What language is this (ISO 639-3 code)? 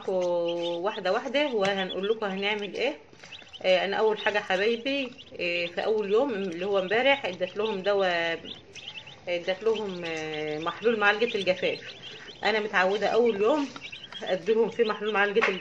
ara